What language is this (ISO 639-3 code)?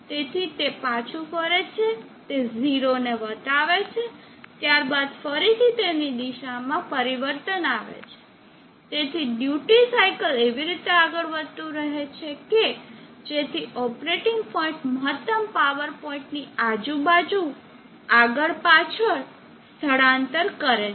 guj